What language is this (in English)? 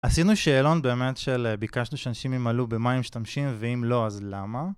Hebrew